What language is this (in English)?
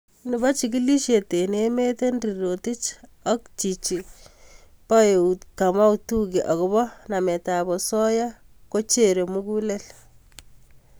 Kalenjin